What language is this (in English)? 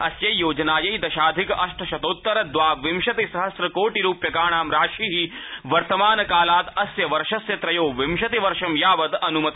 Sanskrit